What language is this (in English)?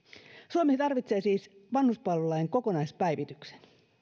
Finnish